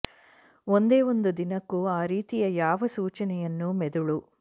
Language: Kannada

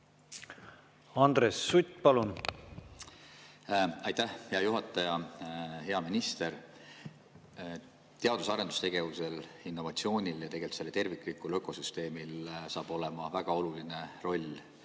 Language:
Estonian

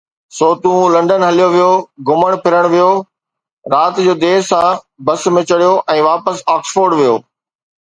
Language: Sindhi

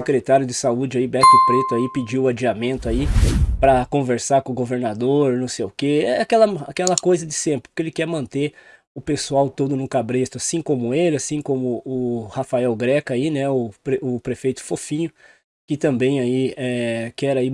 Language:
Portuguese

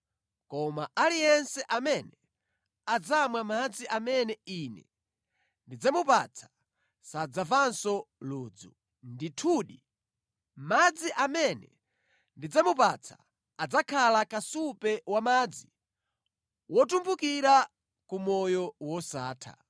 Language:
Nyanja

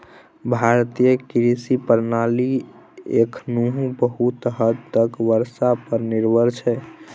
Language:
Maithili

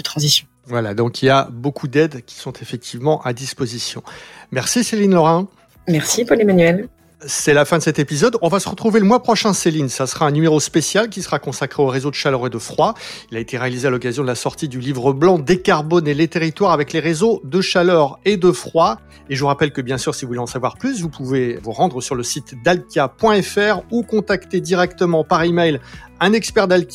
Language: French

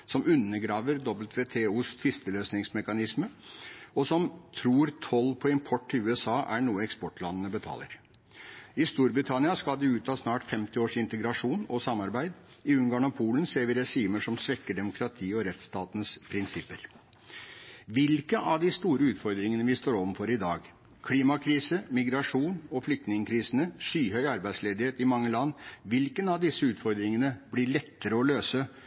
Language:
Norwegian Bokmål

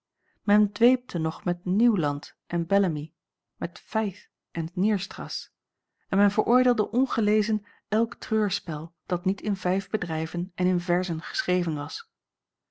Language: Dutch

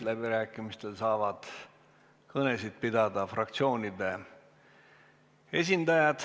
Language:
Estonian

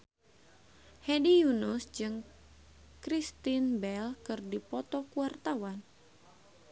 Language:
Sundanese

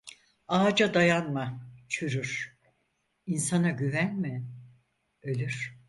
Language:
Turkish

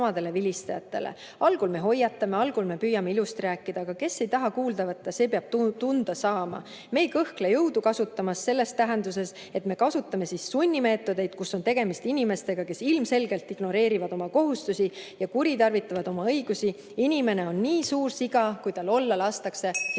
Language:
Estonian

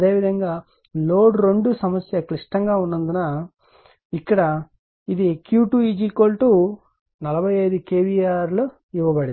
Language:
Telugu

